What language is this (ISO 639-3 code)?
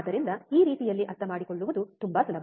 kan